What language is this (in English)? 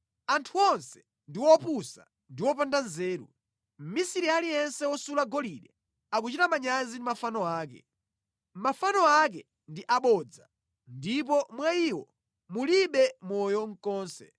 Nyanja